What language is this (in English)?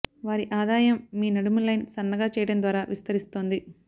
Telugu